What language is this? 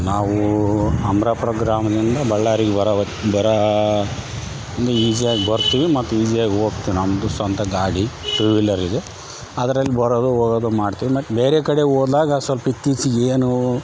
Kannada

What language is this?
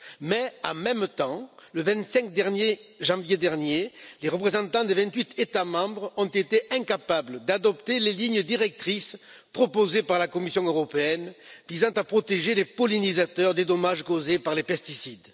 French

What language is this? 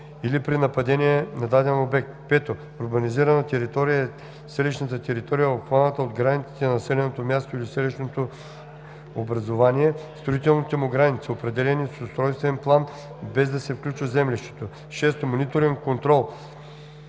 Bulgarian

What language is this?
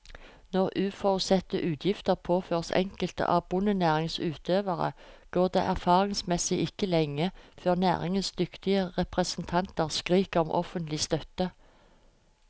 Norwegian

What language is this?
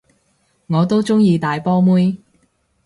Cantonese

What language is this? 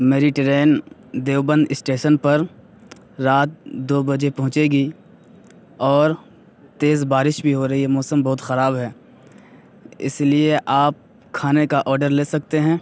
Urdu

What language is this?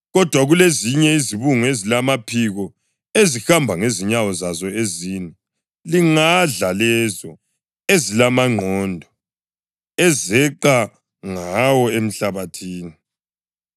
North Ndebele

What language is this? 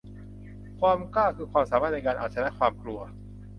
Thai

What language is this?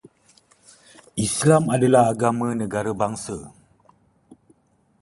Malay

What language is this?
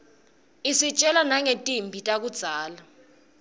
Swati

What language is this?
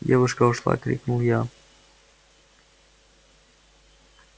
Russian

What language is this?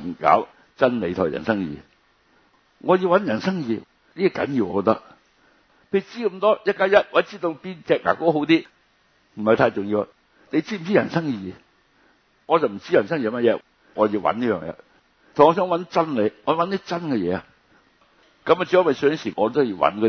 Chinese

